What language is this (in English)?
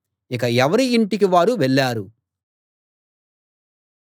Telugu